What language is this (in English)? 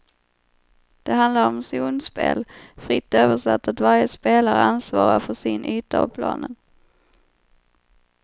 Swedish